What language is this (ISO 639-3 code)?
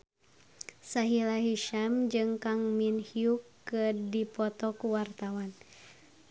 sun